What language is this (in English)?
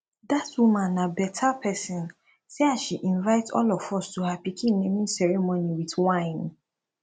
Nigerian Pidgin